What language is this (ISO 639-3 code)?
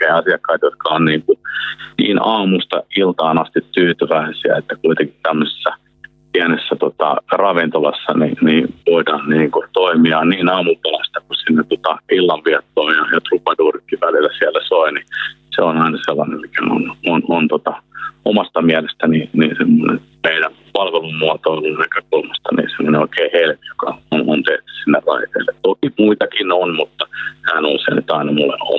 fin